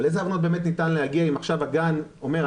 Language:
Hebrew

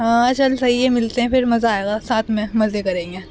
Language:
Urdu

